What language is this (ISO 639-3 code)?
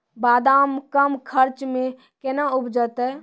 mai